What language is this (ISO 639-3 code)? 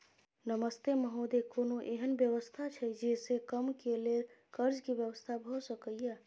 mai